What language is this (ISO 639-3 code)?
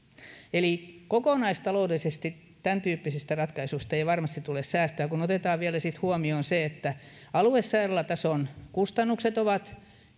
fin